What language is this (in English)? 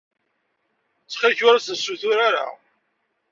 Kabyle